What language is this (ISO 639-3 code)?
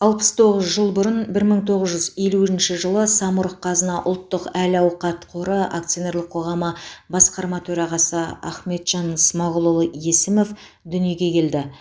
kaz